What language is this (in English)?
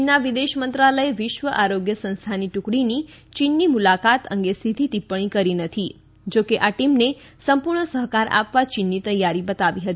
Gujarati